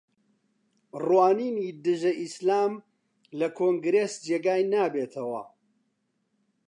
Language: Central Kurdish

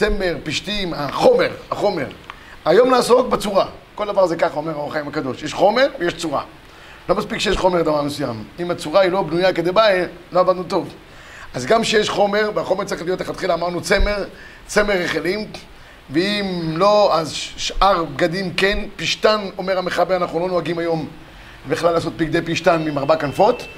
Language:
Hebrew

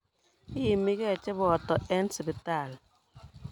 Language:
Kalenjin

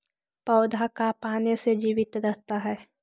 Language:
Magahi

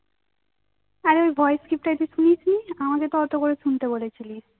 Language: Bangla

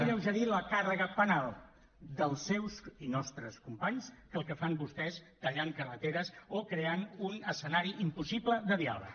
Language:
Catalan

